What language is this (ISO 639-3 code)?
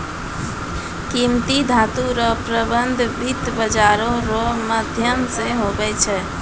mai